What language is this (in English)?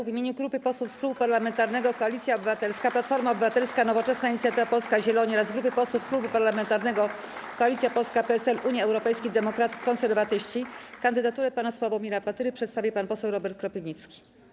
Polish